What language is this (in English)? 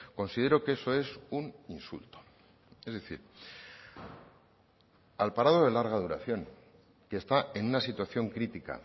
Spanish